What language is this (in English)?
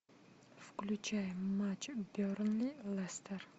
Russian